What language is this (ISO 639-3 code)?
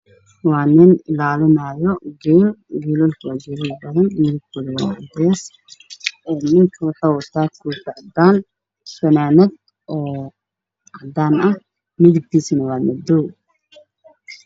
som